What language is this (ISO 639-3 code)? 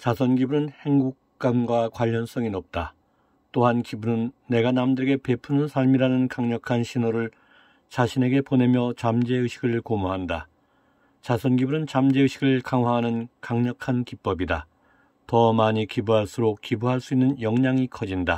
kor